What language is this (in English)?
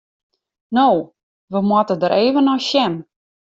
Western Frisian